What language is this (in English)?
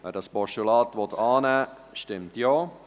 Swiss German